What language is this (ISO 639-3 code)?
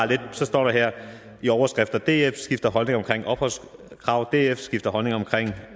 dan